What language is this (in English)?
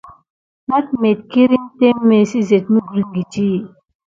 Gidar